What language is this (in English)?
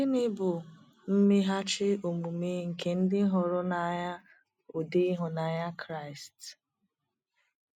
Igbo